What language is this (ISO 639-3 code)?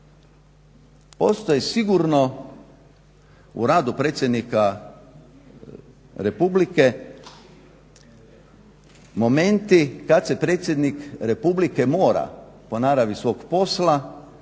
hrv